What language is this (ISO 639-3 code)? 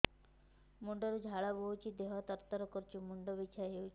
ori